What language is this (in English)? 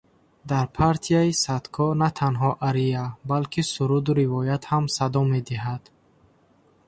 Tajik